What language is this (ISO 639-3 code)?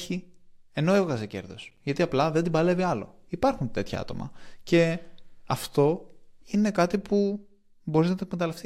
ell